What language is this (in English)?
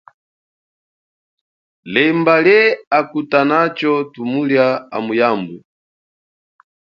Chokwe